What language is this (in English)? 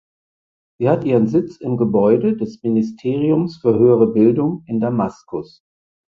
German